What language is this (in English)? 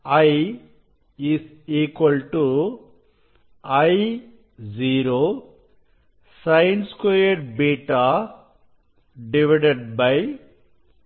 Tamil